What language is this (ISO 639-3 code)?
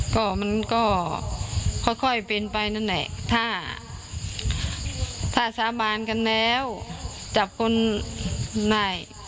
tha